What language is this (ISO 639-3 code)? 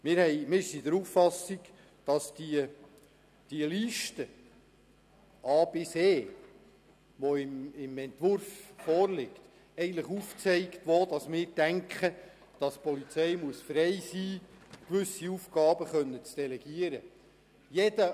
gsw